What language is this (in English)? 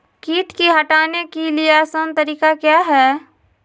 Magahi